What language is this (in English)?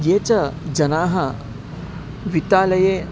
Sanskrit